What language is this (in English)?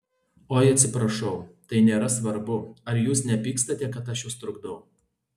Lithuanian